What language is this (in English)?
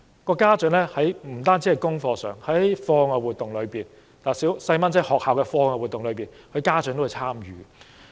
Cantonese